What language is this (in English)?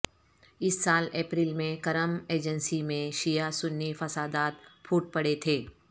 Urdu